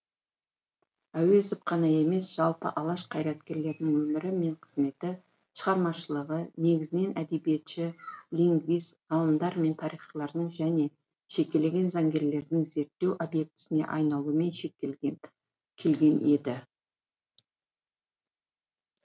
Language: Kazakh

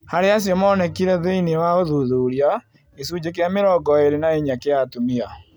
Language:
Kikuyu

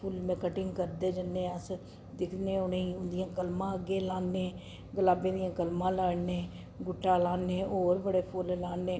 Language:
Dogri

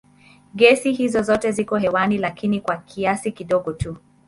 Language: Swahili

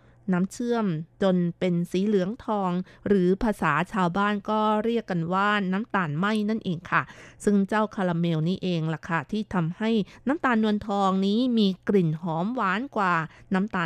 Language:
Thai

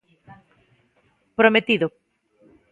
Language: Galician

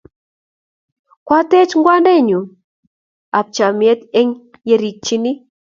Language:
Kalenjin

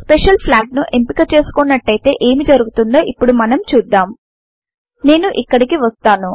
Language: Telugu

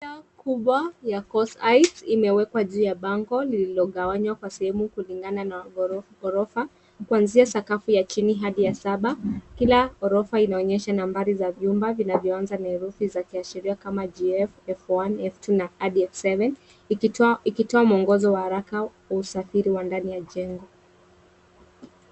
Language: Swahili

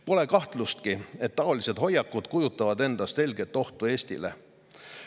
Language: Estonian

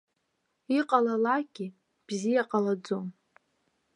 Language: Abkhazian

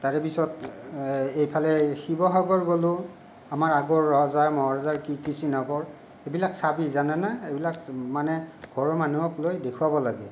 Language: Assamese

